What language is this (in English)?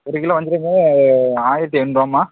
Tamil